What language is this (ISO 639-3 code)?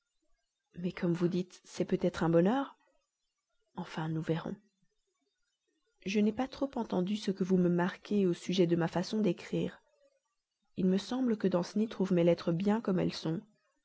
fra